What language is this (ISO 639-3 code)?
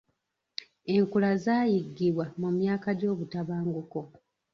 lug